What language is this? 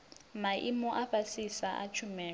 Venda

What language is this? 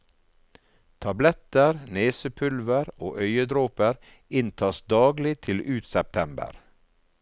Norwegian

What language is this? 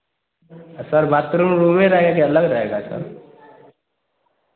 Hindi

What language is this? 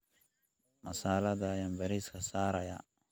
Somali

